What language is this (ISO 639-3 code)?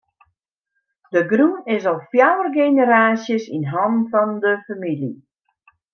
fry